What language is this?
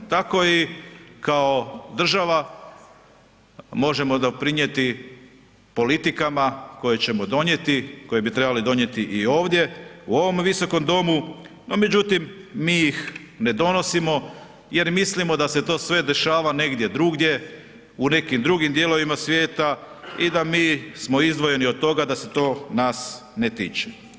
Croatian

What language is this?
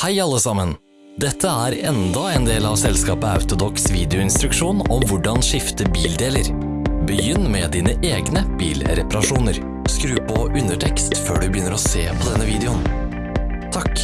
Norwegian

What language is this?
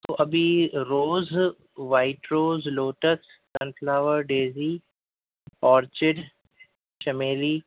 Urdu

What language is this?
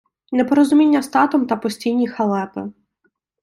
Ukrainian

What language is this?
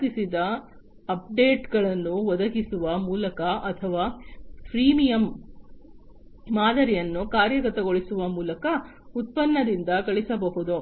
Kannada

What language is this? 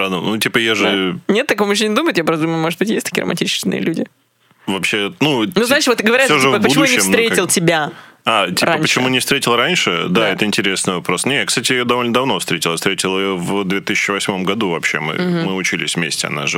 Russian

